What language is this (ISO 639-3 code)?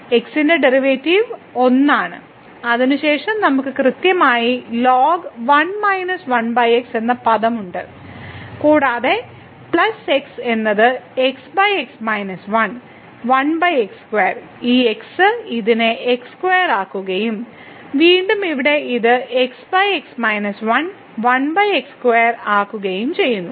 mal